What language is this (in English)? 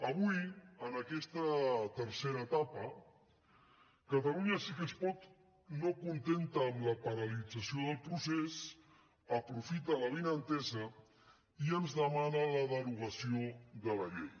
Catalan